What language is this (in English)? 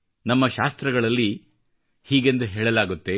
Kannada